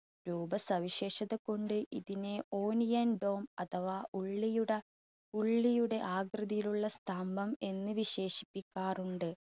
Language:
Malayalam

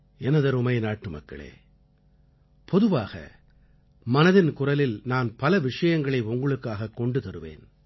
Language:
Tamil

